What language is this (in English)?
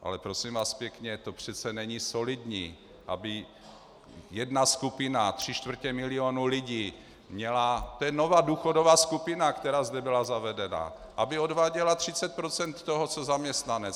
Czech